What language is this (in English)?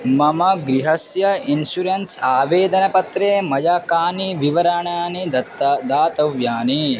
Sanskrit